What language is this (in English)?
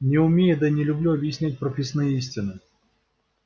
Russian